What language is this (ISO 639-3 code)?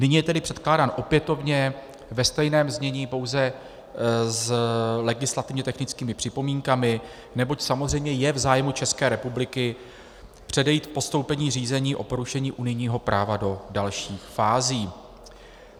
ces